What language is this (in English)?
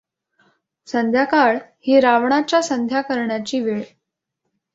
Marathi